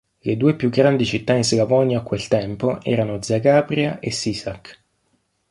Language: Italian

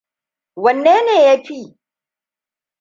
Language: Hausa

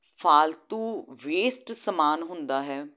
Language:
Punjabi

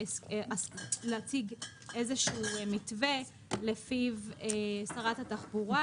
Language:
Hebrew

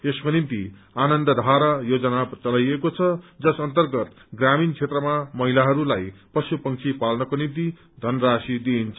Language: Nepali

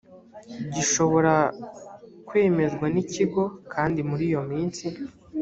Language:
Kinyarwanda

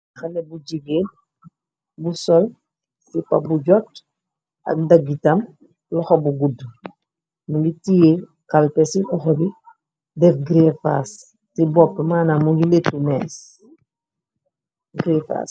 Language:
Wolof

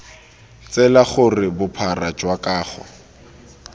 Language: Tswana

